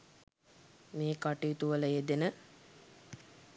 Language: Sinhala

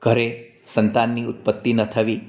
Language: Gujarati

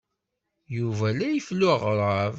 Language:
Kabyle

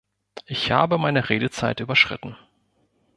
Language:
German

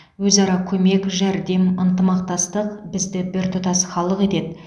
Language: Kazakh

